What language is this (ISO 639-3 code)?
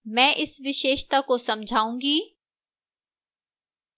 hin